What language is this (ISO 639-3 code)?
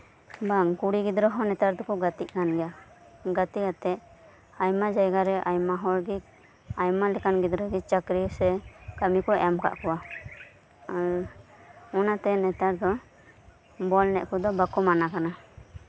sat